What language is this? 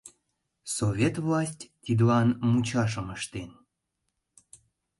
Mari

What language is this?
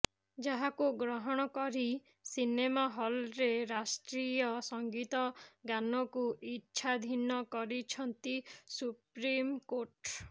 Odia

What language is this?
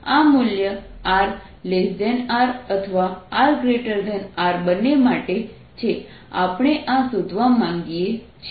Gujarati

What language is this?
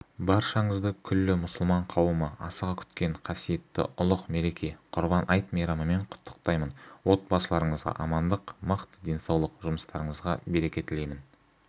Kazakh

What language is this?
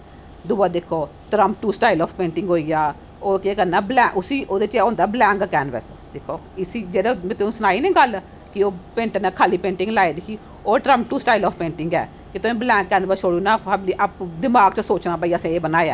Dogri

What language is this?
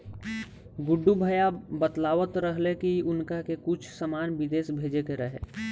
Bhojpuri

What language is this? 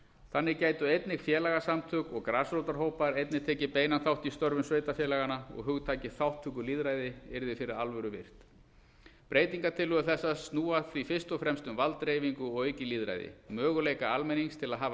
Icelandic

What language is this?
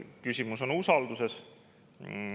Estonian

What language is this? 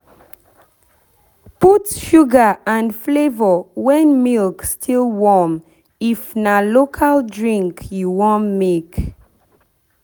Nigerian Pidgin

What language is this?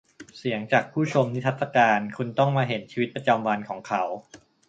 Thai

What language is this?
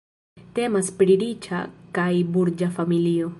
Esperanto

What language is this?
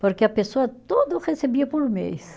Portuguese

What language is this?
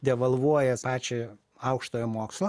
Lithuanian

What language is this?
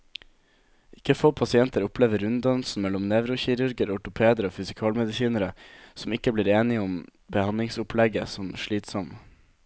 Norwegian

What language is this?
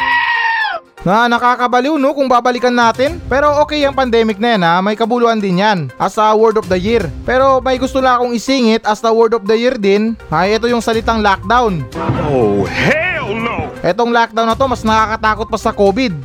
Filipino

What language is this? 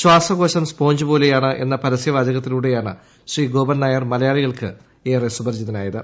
Malayalam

